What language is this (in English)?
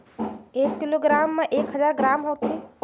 Chhattisgarhi